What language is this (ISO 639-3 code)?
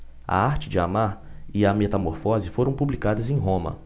por